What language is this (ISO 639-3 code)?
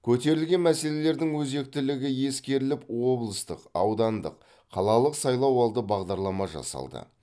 kaz